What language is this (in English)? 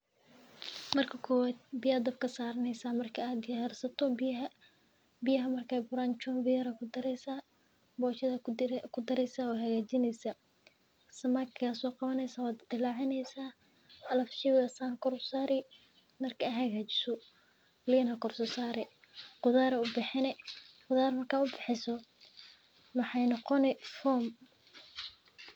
Somali